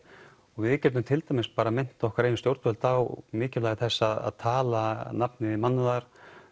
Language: Icelandic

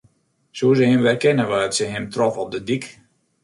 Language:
Western Frisian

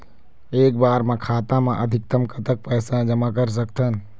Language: Chhattisgarhi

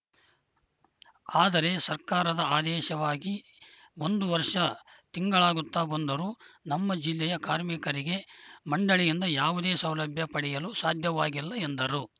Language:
Kannada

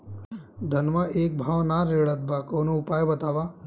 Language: Bhojpuri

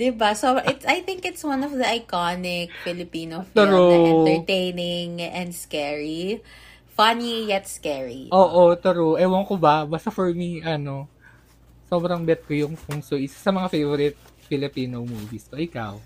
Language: Filipino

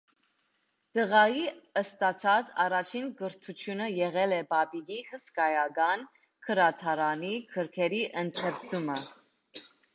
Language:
Armenian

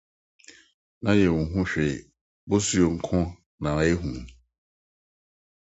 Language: Akan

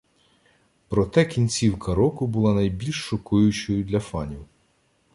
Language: Ukrainian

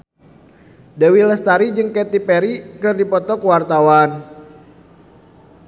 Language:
Sundanese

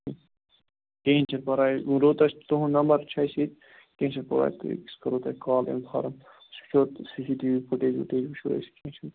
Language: Kashmiri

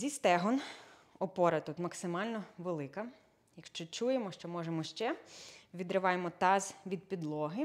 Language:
Ukrainian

